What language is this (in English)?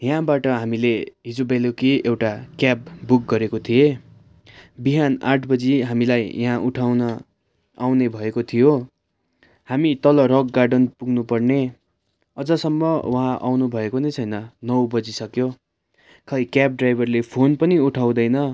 Nepali